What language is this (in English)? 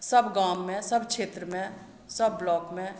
Maithili